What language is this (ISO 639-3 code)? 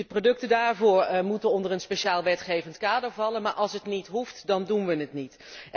nld